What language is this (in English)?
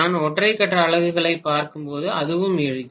Tamil